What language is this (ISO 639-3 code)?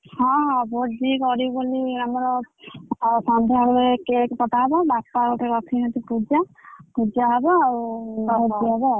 ori